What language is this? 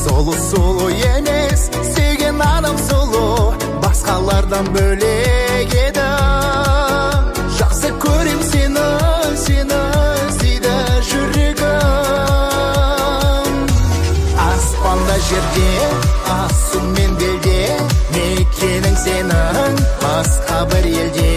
Turkish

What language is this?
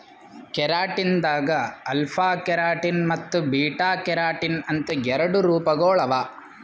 Kannada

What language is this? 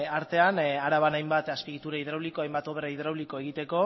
Basque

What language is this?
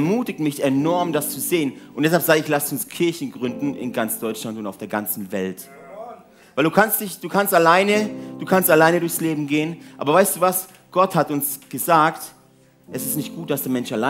German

